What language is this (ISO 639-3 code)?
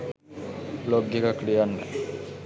sin